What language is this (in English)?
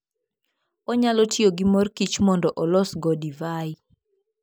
Luo (Kenya and Tanzania)